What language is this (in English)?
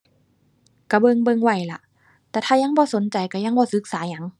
Thai